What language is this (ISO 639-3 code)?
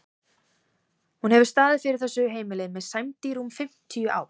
isl